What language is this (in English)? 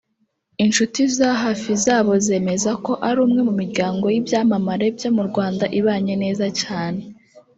Kinyarwanda